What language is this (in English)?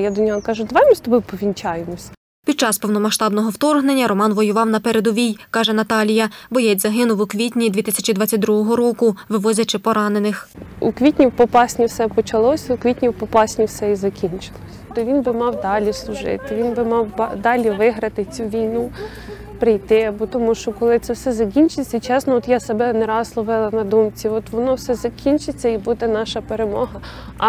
Ukrainian